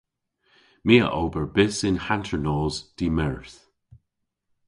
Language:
Cornish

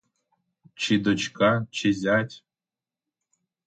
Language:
Ukrainian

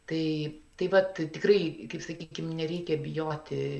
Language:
Lithuanian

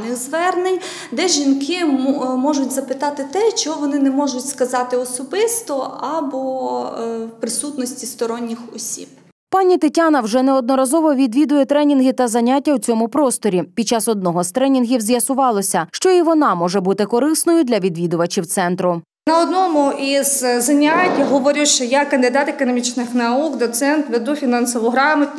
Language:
Ukrainian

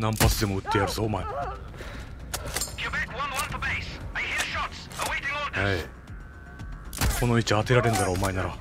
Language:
Japanese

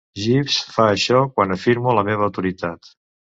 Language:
Catalan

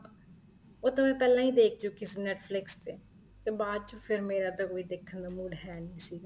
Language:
Punjabi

